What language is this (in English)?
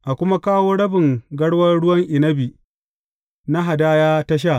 Hausa